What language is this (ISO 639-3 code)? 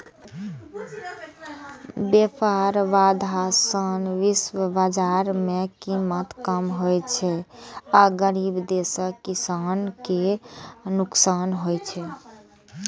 mai